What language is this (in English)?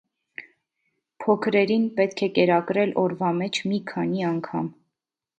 Armenian